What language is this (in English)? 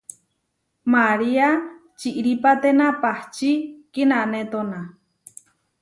Huarijio